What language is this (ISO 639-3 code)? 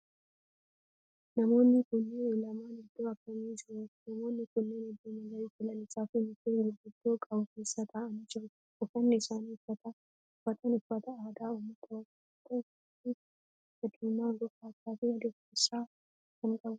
orm